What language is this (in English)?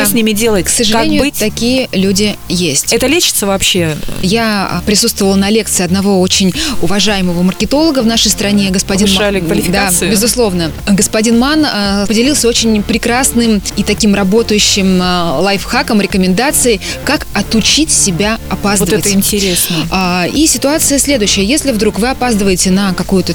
Russian